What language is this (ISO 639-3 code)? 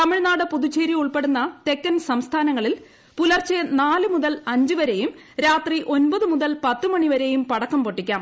mal